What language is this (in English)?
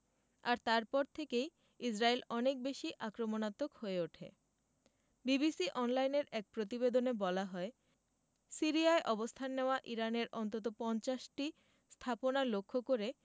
Bangla